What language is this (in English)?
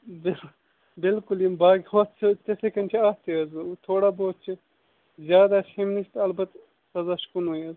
Kashmiri